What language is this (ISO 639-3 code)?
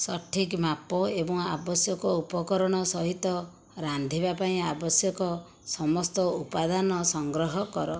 ori